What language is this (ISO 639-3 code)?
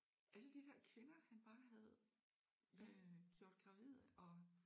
dan